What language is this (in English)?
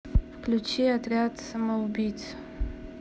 Russian